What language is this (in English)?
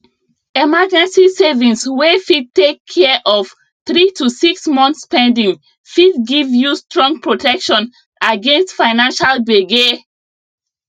Nigerian Pidgin